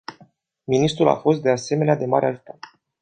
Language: Romanian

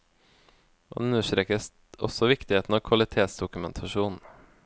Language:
Norwegian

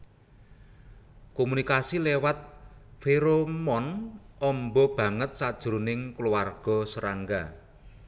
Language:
Javanese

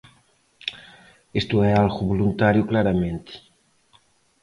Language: Galician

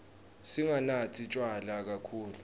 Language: Swati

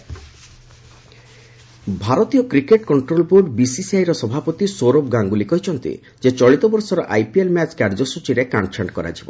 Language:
Odia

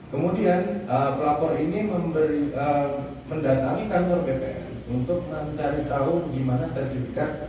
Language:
Indonesian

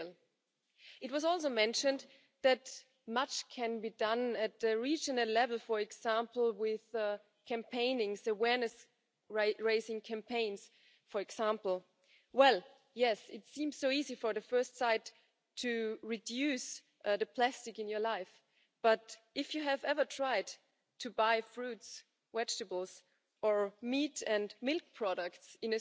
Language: German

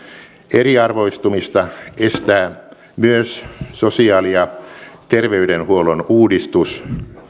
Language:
Finnish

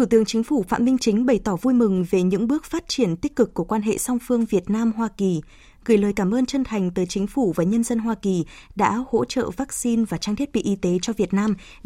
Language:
Vietnamese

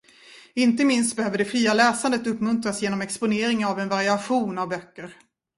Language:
Swedish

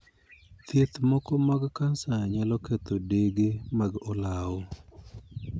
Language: Luo (Kenya and Tanzania)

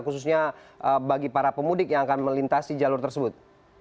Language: Indonesian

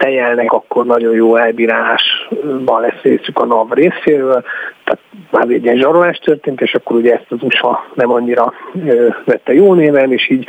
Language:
Hungarian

